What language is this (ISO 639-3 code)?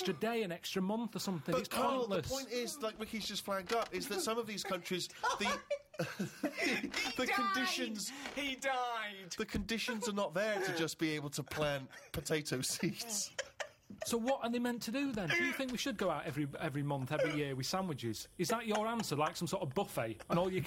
eng